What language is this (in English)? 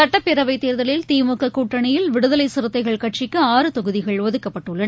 Tamil